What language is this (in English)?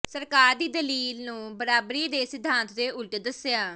Punjabi